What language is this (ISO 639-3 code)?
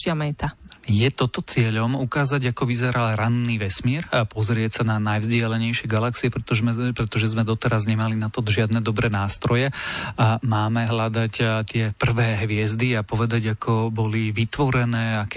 slk